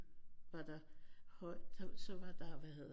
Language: Danish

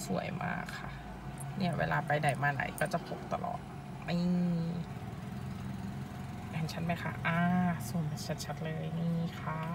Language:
Thai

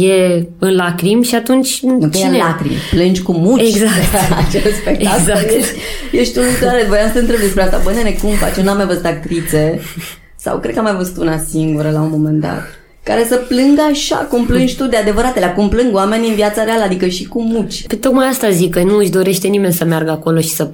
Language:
Romanian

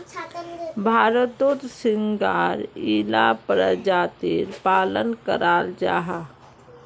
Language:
Magahi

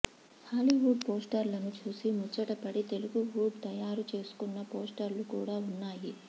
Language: Telugu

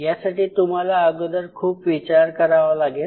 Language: Marathi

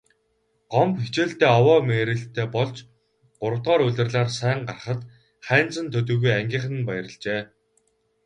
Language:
Mongolian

